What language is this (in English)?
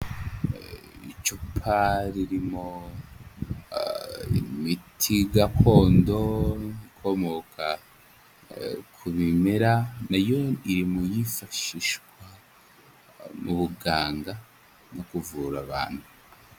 Kinyarwanda